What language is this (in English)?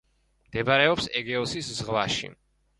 Georgian